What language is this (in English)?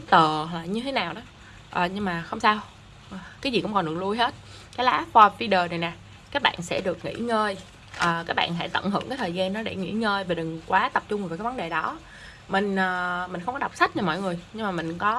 Vietnamese